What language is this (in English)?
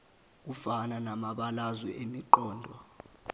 Zulu